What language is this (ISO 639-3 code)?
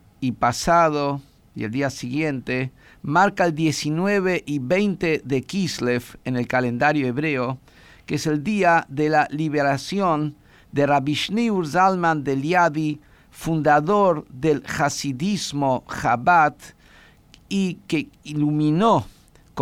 spa